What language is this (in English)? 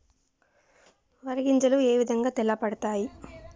Telugu